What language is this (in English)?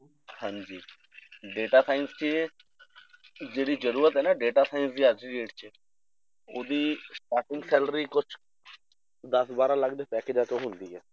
Punjabi